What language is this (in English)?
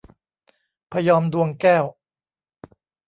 Thai